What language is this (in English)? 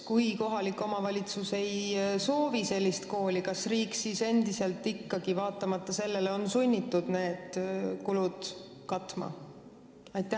Estonian